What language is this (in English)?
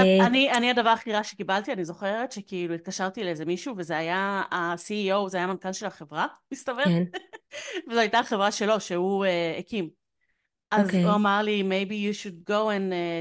Hebrew